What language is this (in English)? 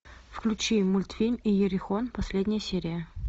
Russian